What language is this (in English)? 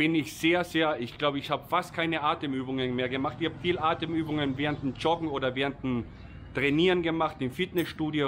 German